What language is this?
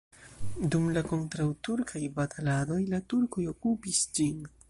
Esperanto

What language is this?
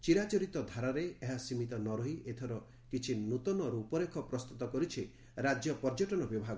Odia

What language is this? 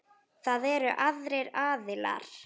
Icelandic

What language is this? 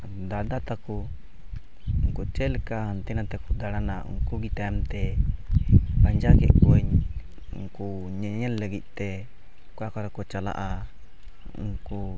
Santali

